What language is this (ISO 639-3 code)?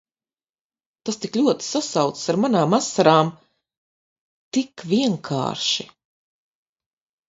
lav